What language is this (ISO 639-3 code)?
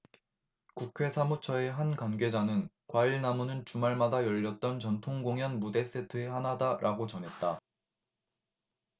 kor